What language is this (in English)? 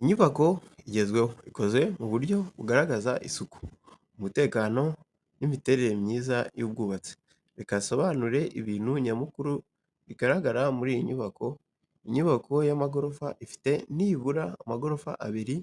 Kinyarwanda